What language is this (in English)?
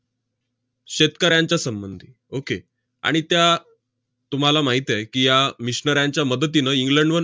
Marathi